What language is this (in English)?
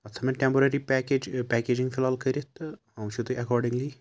Kashmiri